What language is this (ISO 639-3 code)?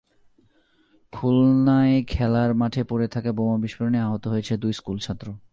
ben